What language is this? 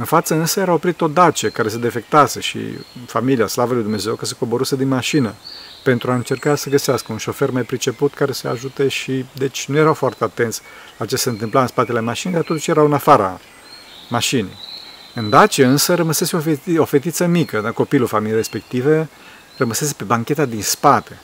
Romanian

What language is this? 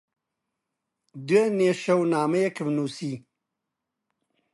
Central Kurdish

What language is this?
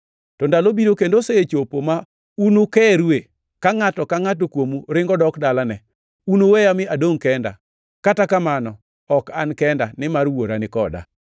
Luo (Kenya and Tanzania)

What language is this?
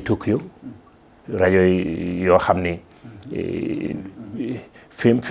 Indonesian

